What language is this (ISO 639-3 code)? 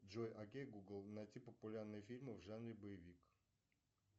rus